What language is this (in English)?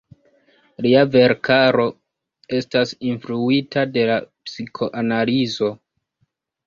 Esperanto